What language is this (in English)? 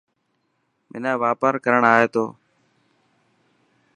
Dhatki